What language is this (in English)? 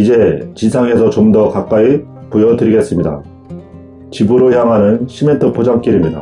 Korean